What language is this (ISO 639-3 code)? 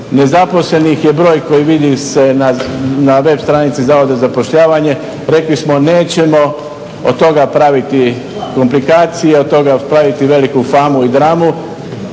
hrv